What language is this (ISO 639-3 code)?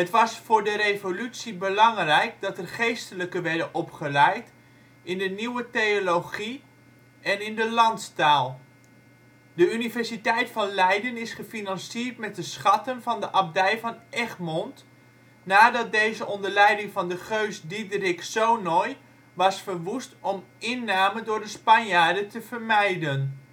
nld